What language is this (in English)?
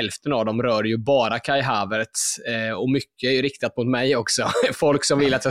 Swedish